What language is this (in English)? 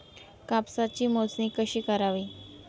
Marathi